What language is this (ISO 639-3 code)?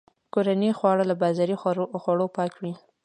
pus